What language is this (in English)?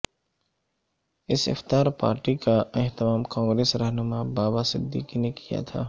Urdu